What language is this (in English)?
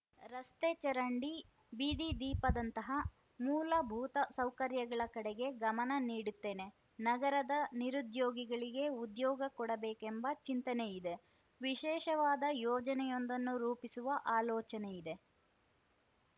Kannada